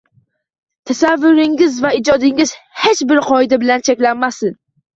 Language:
Uzbek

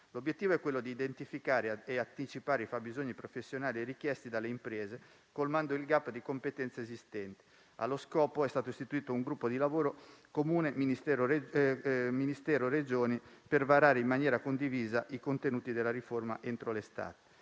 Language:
Italian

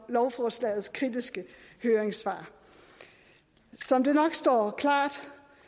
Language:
Danish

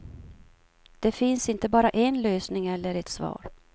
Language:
Swedish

